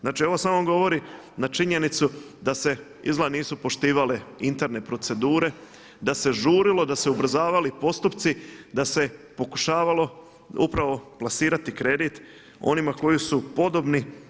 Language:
Croatian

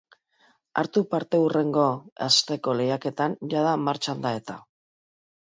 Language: Basque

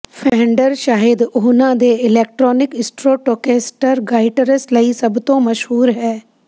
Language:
Punjabi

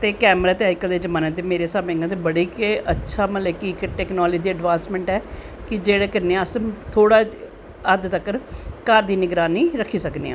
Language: Dogri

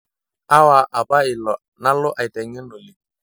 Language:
Masai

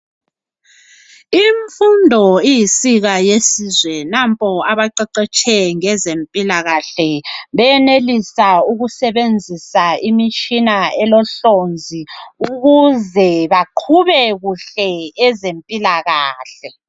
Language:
North Ndebele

